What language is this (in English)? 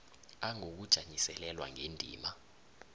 South Ndebele